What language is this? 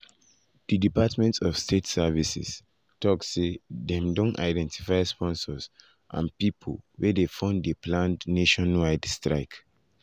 Nigerian Pidgin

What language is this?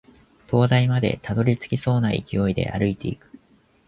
Japanese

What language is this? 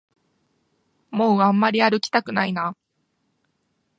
Japanese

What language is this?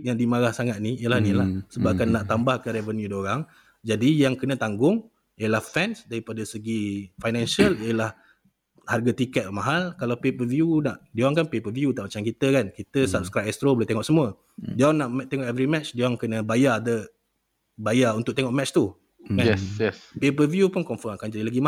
Malay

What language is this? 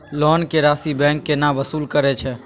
Maithili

